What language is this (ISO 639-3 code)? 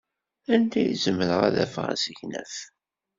kab